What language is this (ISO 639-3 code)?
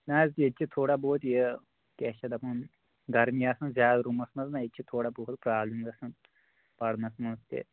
kas